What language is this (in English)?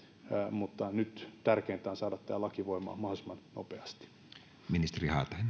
Finnish